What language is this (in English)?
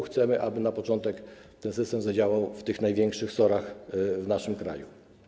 Polish